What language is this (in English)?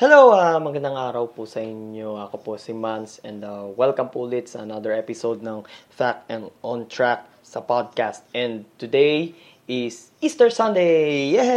Filipino